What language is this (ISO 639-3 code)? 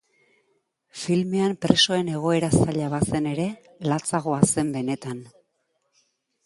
eus